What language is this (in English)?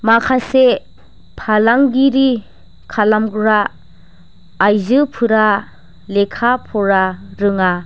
Bodo